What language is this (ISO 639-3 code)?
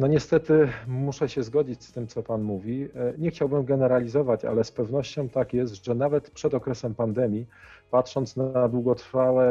pol